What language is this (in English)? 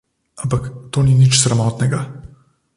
Slovenian